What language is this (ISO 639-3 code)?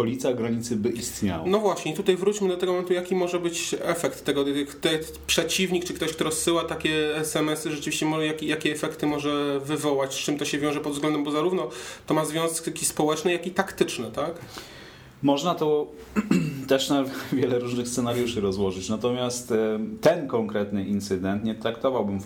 pol